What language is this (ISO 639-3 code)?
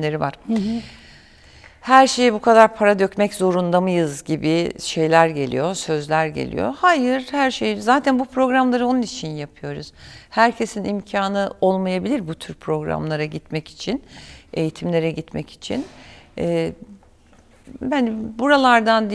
tur